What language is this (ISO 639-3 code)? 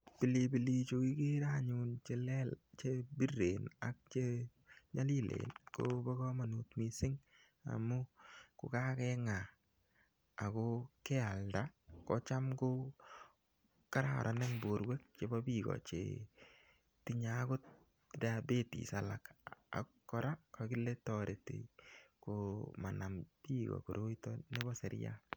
kln